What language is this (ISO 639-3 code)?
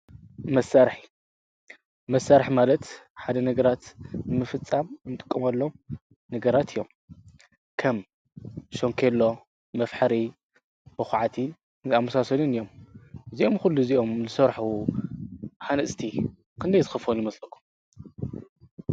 tir